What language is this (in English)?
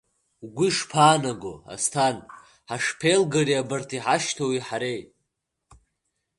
Abkhazian